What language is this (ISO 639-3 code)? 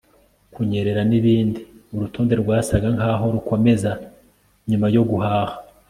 kin